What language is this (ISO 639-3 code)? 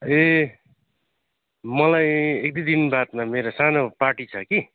nep